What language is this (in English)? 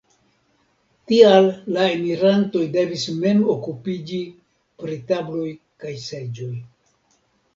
Esperanto